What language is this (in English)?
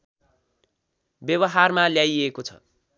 Nepali